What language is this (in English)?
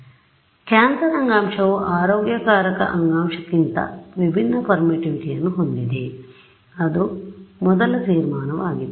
Kannada